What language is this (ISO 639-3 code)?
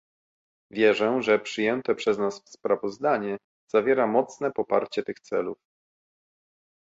pol